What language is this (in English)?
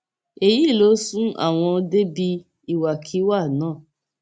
Yoruba